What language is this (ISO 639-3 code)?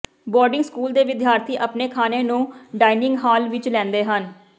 pan